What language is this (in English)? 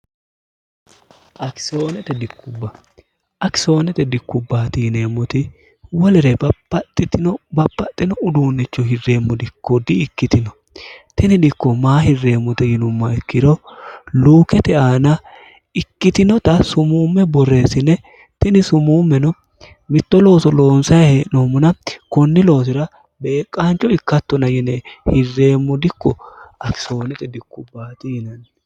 Sidamo